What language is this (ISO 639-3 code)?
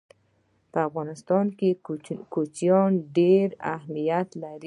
pus